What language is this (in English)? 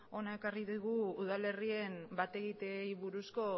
Basque